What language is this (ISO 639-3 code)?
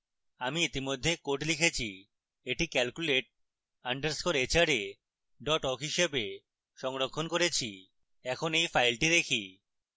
ben